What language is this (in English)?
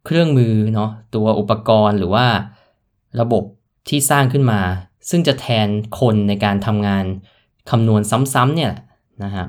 Thai